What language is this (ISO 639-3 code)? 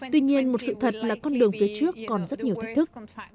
vie